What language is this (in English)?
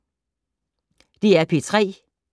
Danish